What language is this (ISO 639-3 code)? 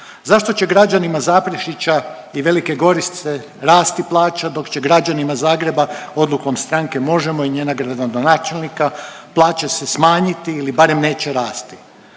hrv